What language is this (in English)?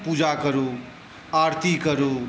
Maithili